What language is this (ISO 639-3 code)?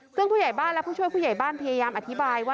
tha